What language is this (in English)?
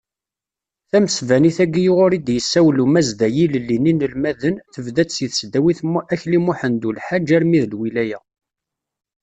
Kabyle